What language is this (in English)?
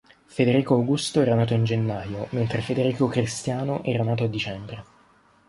Italian